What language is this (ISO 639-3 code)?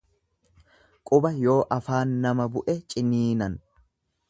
orm